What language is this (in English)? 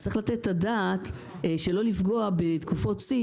Hebrew